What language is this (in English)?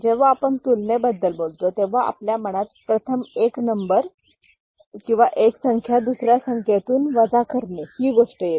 Marathi